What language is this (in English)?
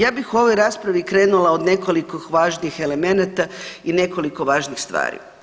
Croatian